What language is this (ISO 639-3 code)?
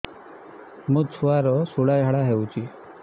ori